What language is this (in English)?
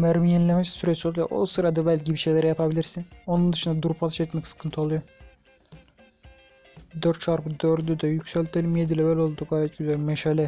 Turkish